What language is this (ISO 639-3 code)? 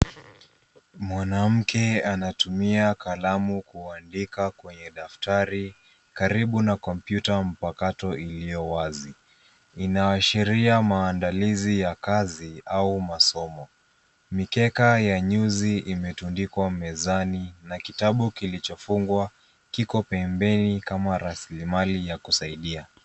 swa